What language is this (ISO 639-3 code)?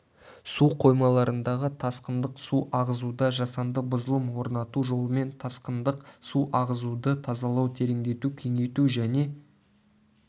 kaz